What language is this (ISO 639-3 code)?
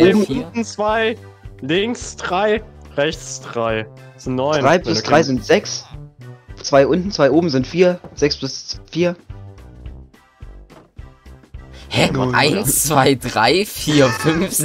deu